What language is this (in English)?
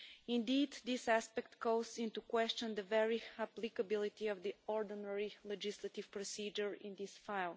English